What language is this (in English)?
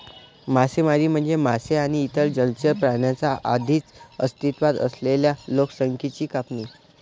Marathi